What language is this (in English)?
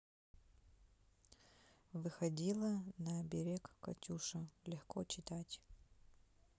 Russian